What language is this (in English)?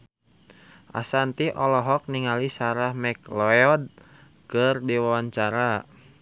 Sundanese